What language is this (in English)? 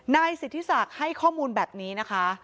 Thai